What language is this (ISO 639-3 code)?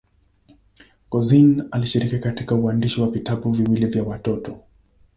swa